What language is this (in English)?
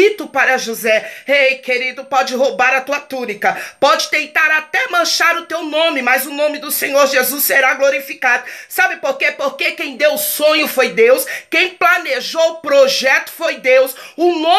Portuguese